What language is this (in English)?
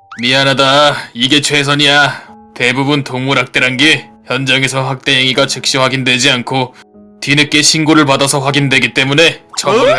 Korean